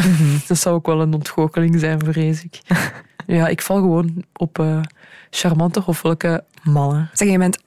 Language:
Dutch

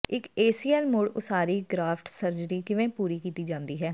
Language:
Punjabi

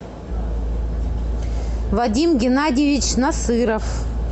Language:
Russian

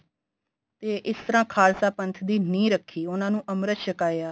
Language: Punjabi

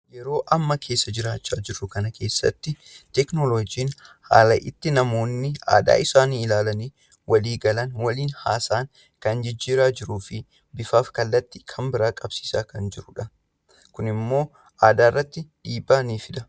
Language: Oromo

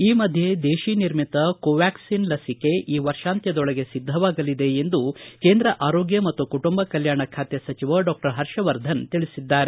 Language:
Kannada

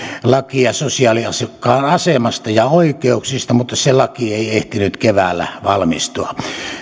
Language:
Finnish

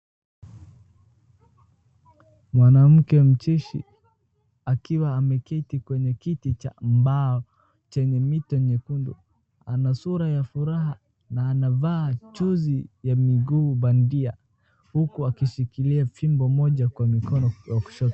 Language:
Swahili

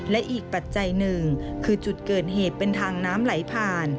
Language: Thai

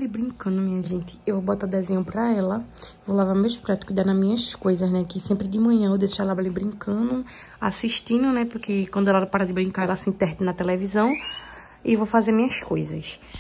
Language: Portuguese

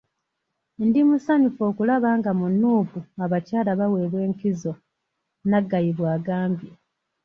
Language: Ganda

